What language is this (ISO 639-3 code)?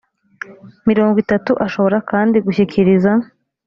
kin